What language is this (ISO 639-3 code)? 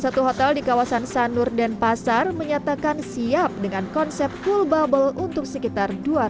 ind